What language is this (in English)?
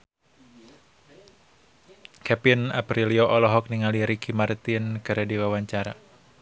Sundanese